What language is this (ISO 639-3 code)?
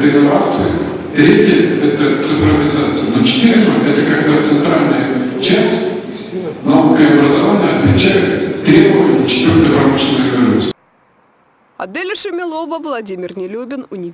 rus